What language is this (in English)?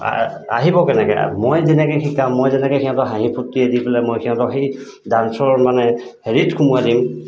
Assamese